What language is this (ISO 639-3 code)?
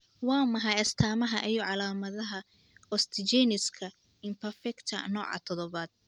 som